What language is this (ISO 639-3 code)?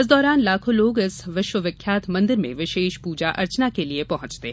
hin